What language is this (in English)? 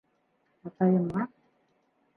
Bashkir